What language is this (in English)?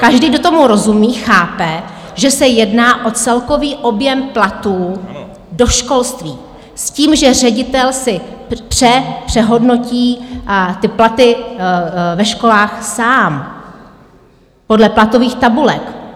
Czech